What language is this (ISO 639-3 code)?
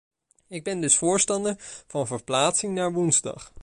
nld